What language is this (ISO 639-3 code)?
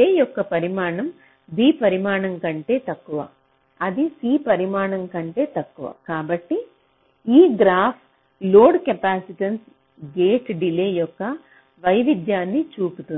tel